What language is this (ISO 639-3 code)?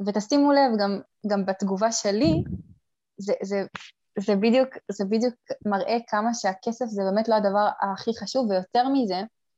heb